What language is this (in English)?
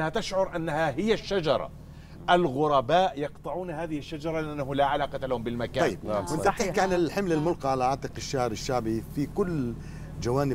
Arabic